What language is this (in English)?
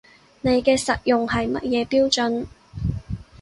Cantonese